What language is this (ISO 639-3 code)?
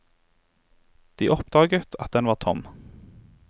nor